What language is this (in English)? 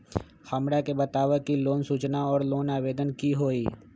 Magahi